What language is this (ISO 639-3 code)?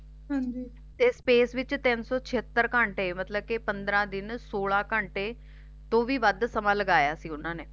pan